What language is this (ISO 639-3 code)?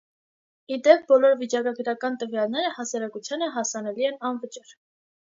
hye